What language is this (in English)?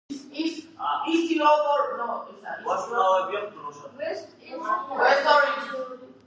Georgian